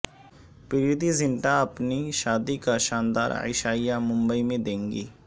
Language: Urdu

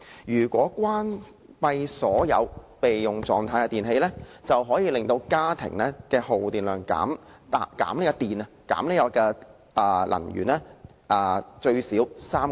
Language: Cantonese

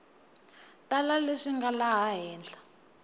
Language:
Tsonga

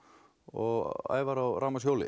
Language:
Icelandic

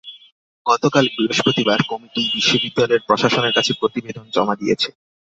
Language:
Bangla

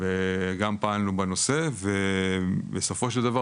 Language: Hebrew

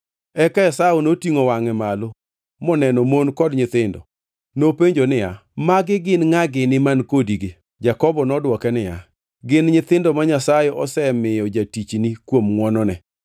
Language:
Luo (Kenya and Tanzania)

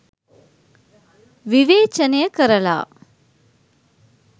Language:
Sinhala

